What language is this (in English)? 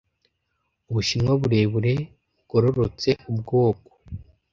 Kinyarwanda